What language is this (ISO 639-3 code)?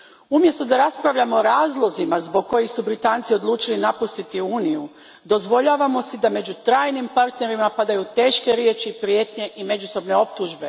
hrv